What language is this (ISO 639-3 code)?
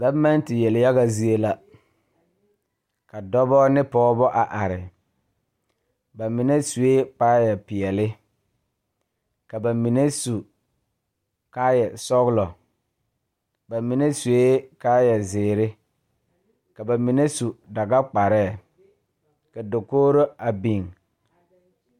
dga